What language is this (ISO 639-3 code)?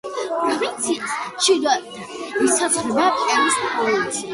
kat